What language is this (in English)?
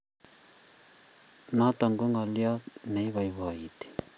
Kalenjin